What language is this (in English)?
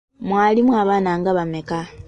Ganda